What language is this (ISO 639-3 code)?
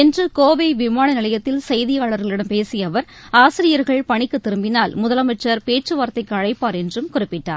tam